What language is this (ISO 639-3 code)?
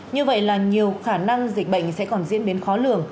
vie